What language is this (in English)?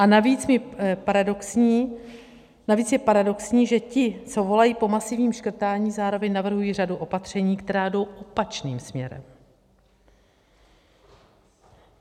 Czech